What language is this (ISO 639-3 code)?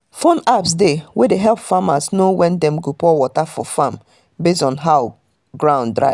pcm